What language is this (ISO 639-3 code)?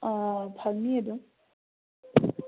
mni